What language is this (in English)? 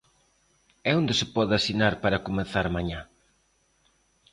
Galician